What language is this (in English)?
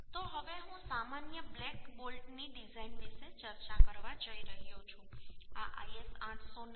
Gujarati